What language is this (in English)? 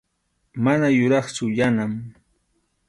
Arequipa-La Unión Quechua